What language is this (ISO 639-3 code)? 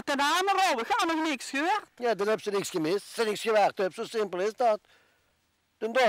nld